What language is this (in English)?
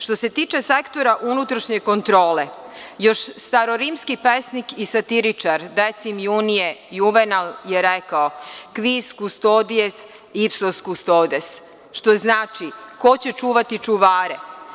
Serbian